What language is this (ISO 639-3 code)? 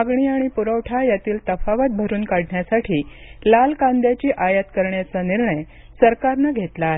mar